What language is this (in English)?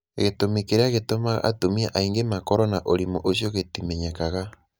Kikuyu